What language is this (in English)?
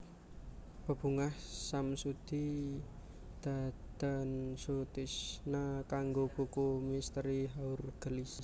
Javanese